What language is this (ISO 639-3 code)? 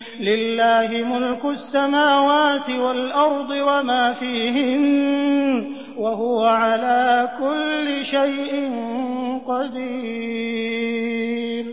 ara